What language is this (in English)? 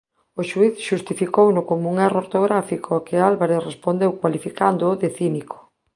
Galician